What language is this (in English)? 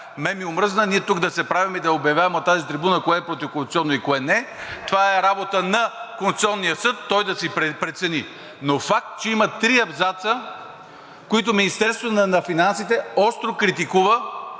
Bulgarian